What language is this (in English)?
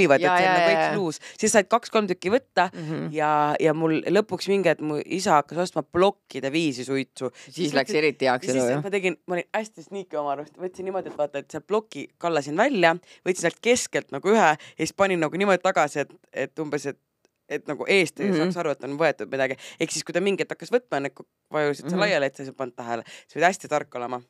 Finnish